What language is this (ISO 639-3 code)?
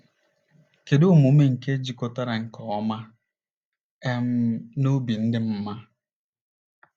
ibo